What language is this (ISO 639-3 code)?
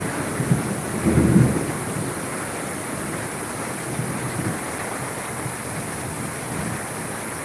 ind